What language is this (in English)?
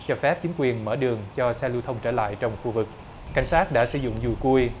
Vietnamese